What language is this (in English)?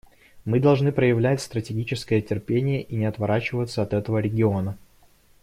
Russian